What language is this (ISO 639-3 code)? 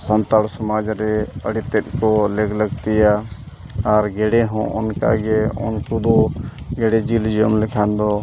sat